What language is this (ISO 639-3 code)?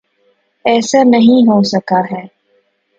urd